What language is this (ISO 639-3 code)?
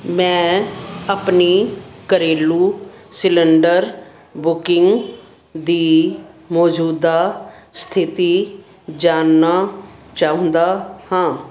pan